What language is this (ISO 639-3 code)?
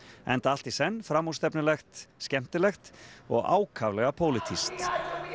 isl